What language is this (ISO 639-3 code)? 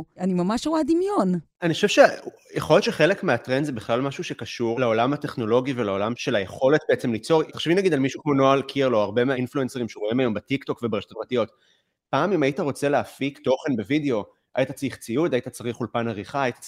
heb